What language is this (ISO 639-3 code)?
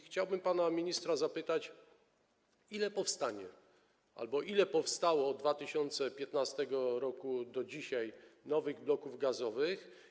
pol